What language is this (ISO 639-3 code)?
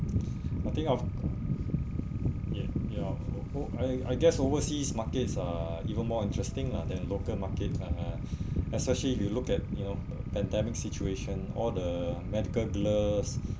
eng